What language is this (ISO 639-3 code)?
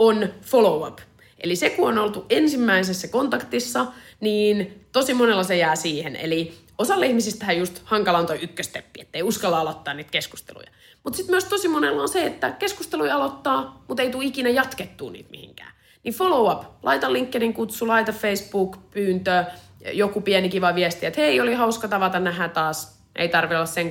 fin